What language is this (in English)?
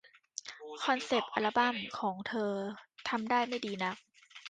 Thai